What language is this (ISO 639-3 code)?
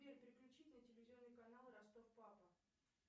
rus